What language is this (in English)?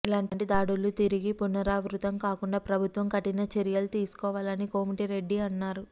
Telugu